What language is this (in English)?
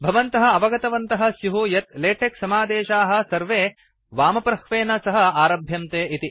Sanskrit